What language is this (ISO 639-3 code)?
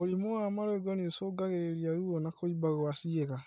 kik